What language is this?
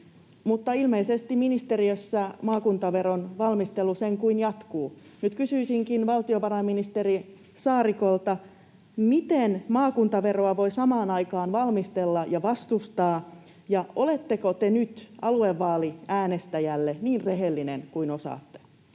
Finnish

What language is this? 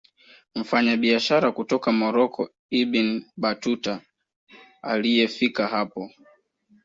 Swahili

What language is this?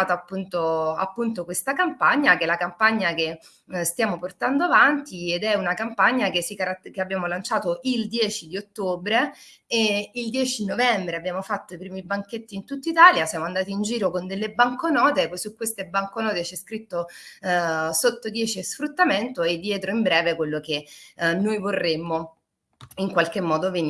Italian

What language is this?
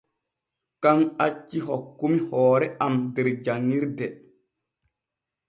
Borgu Fulfulde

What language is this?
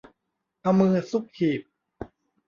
Thai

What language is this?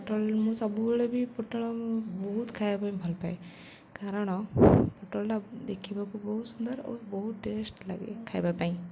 Odia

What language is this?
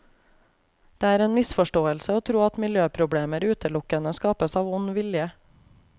Norwegian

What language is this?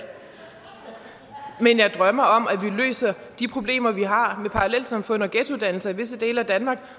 Danish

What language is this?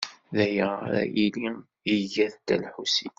Kabyle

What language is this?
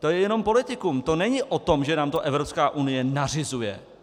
Czech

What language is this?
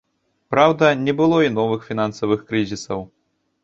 Belarusian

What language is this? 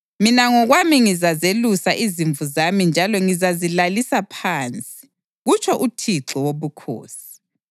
North Ndebele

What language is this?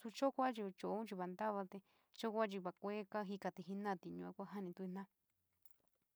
San Miguel El Grande Mixtec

